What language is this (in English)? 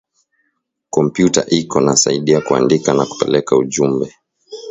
Swahili